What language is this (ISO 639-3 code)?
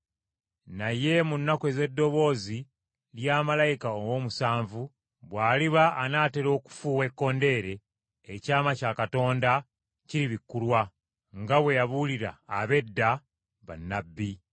lug